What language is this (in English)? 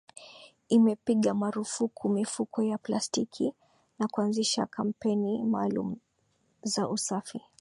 Swahili